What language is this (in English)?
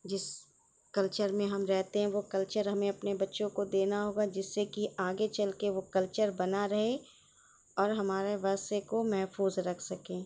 Urdu